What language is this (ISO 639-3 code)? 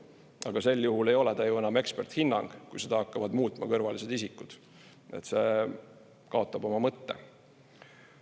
est